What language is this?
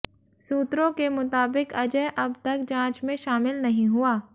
Hindi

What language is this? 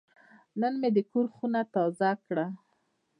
Pashto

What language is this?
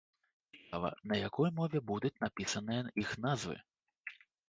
Belarusian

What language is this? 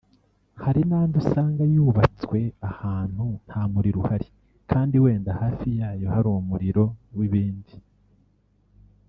Kinyarwanda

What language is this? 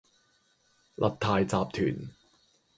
Cantonese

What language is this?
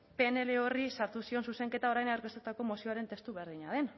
Basque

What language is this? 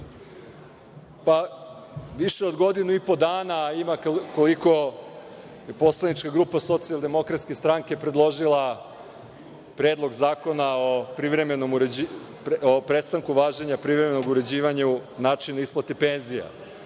Serbian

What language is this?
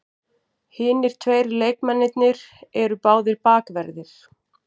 Icelandic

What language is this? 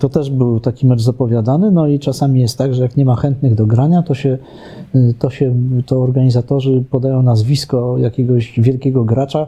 Polish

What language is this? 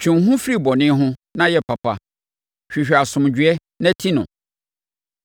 Akan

